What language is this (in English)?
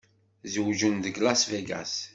Kabyle